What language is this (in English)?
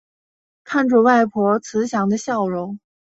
Chinese